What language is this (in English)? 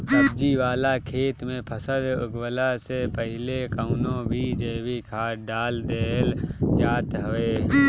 Bhojpuri